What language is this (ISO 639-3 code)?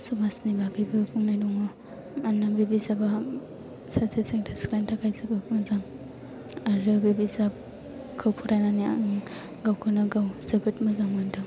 brx